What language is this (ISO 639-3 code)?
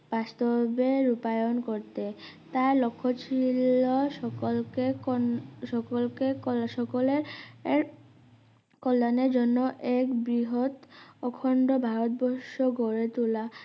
ben